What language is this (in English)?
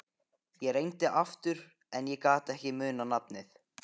Icelandic